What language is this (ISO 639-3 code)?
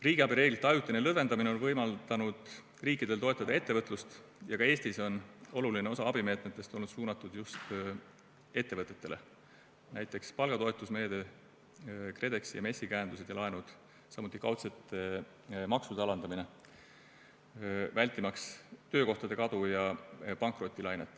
est